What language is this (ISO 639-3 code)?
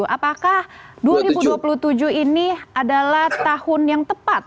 ind